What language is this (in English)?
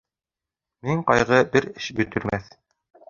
Bashkir